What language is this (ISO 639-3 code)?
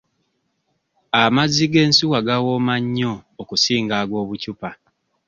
lug